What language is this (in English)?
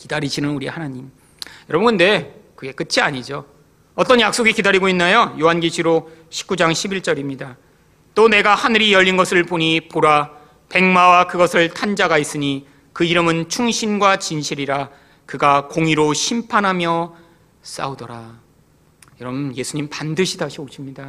Korean